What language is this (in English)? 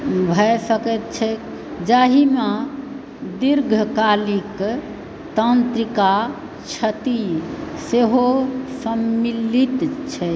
Maithili